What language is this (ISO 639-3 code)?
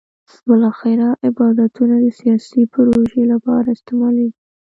pus